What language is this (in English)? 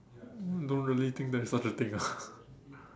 English